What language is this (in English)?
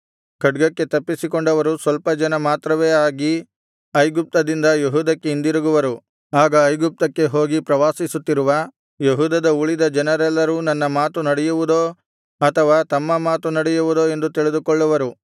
Kannada